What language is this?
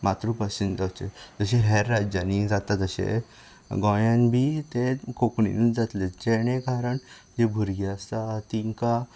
Konkani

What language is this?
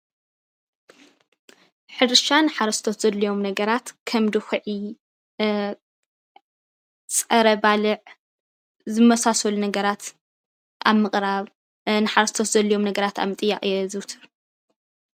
Tigrinya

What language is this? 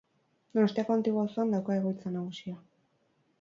Basque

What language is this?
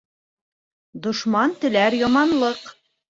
Bashkir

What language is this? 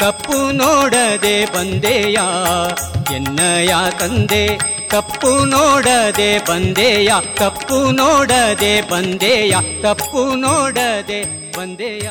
Kannada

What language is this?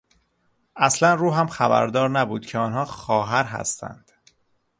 Persian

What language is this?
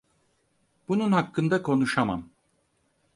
Turkish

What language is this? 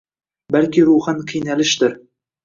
Uzbek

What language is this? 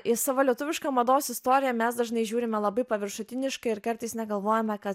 Lithuanian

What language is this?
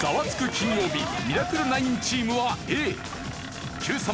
Japanese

